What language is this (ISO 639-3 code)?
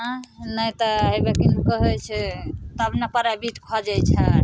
mai